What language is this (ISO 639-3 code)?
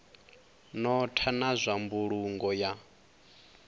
ven